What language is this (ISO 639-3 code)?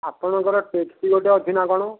ori